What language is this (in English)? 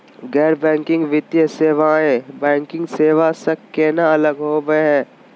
Magahi